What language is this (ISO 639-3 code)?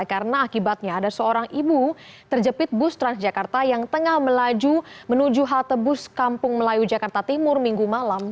ind